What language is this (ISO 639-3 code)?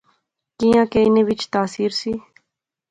phr